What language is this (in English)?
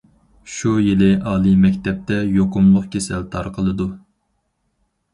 Uyghur